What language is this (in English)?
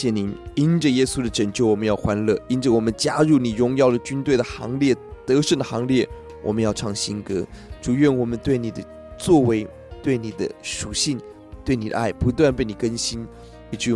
Chinese